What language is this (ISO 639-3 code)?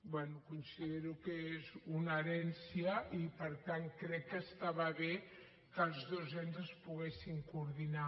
cat